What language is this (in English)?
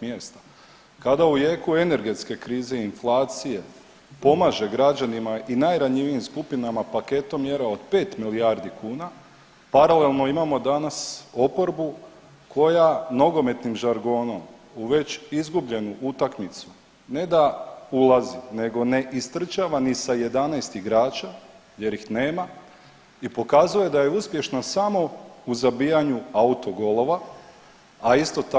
Croatian